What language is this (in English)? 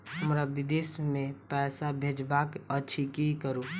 Maithili